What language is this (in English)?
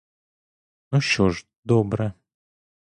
Ukrainian